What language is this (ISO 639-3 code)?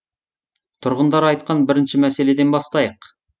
kaz